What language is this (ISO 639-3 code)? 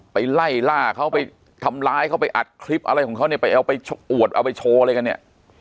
tha